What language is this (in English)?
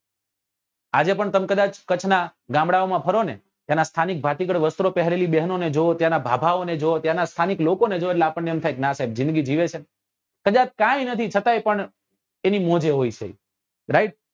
Gujarati